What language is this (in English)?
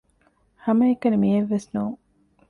Divehi